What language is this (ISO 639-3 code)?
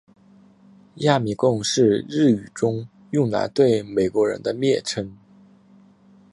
zho